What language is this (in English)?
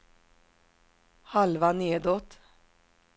Swedish